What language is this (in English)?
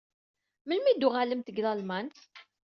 Kabyle